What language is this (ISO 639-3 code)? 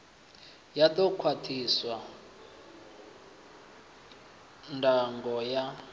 ven